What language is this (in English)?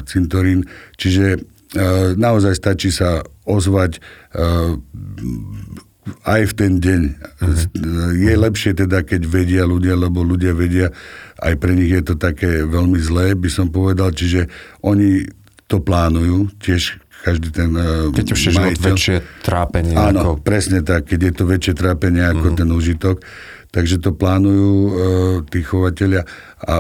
Slovak